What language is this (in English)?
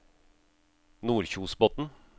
Norwegian